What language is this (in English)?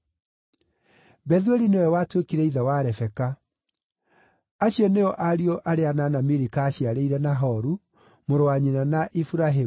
Kikuyu